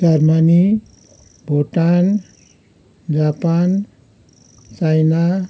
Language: Nepali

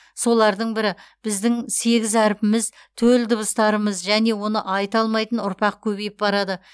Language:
Kazakh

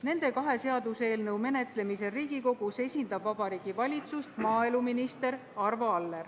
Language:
Estonian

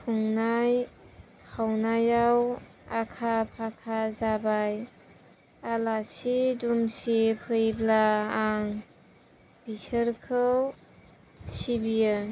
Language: Bodo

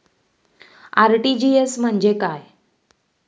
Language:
Marathi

